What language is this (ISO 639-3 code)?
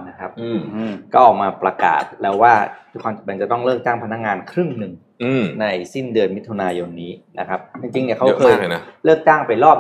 tha